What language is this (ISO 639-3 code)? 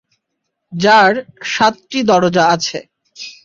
ben